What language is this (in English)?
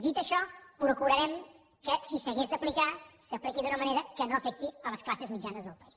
Catalan